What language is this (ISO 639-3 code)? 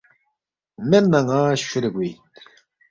bft